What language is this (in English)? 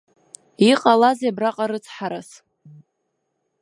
Abkhazian